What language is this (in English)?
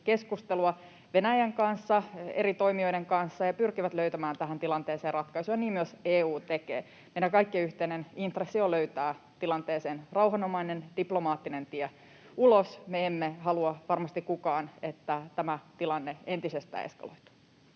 Finnish